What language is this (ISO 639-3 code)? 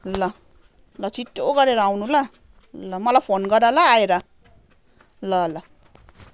nep